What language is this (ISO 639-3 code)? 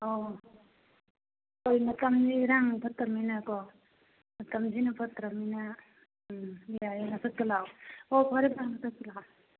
mni